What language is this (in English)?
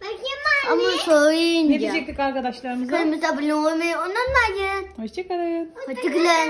Turkish